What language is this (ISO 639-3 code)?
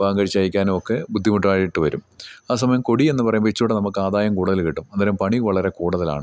mal